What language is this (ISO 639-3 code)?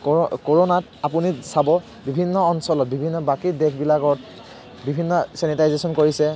asm